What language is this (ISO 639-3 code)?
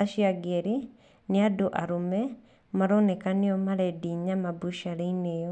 kik